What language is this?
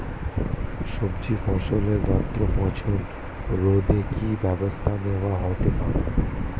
Bangla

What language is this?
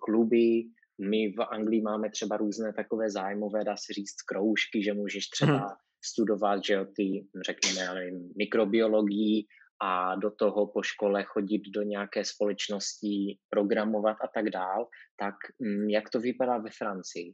Czech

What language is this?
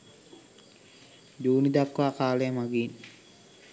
Sinhala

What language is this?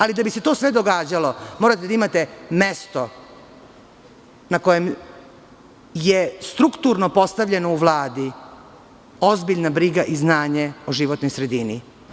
Serbian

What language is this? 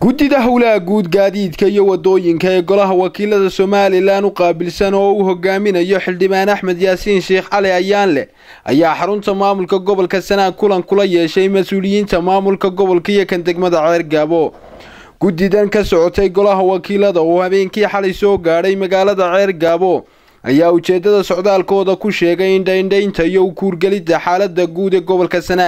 Arabic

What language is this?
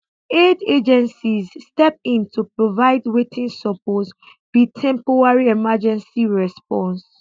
Nigerian Pidgin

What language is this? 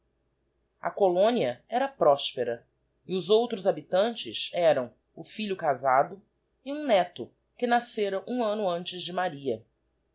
Portuguese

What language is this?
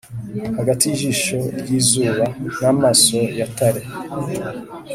Kinyarwanda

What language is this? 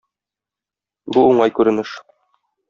Tatar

